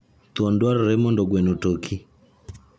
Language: Luo (Kenya and Tanzania)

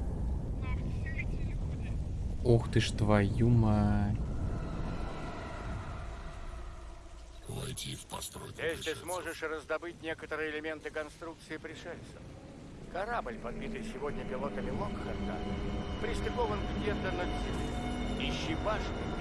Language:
Russian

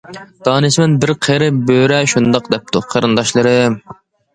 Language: Uyghur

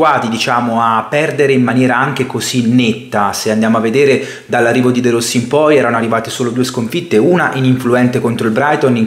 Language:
Italian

